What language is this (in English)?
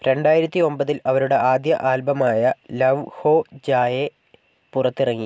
Malayalam